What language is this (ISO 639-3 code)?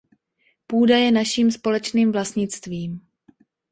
ces